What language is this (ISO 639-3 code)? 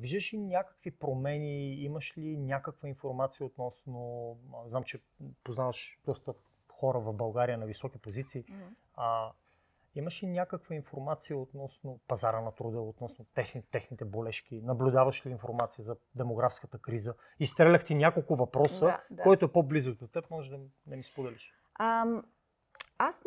bul